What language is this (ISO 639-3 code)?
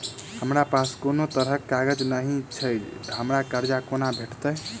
mai